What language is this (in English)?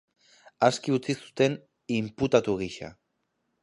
Basque